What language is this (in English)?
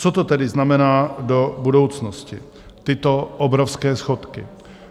Czech